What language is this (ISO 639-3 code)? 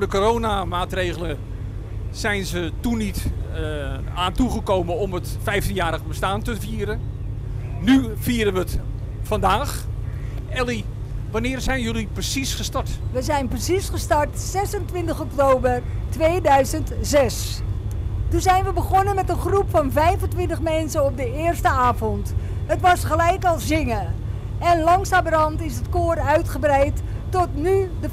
nld